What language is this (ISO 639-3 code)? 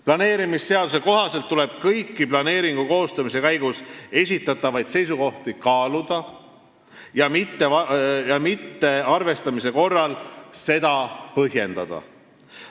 est